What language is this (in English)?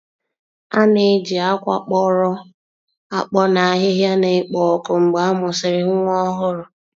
Igbo